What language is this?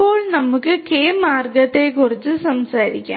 Malayalam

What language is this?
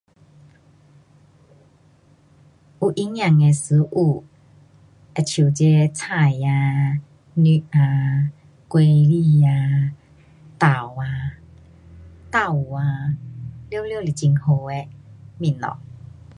Pu-Xian Chinese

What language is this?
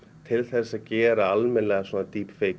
Icelandic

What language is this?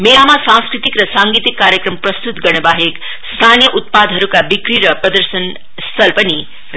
Nepali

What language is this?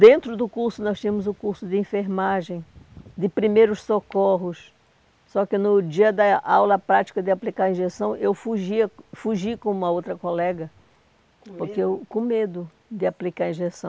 Portuguese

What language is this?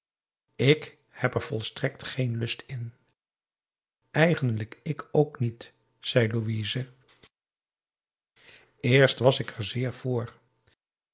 Dutch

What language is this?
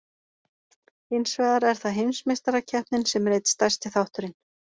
Icelandic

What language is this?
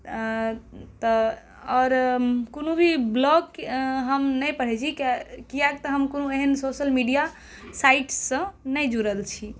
Maithili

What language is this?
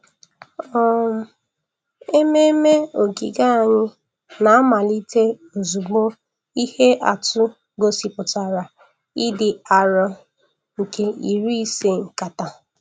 Igbo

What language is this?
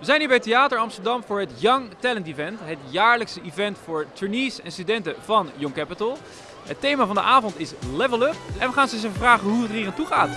Dutch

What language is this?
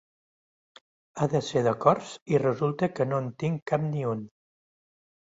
Catalan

